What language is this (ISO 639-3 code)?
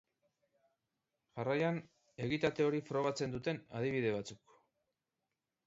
eus